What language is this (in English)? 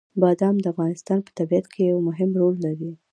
Pashto